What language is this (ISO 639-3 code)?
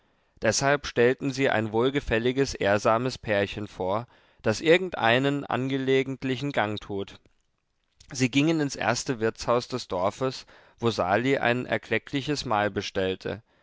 deu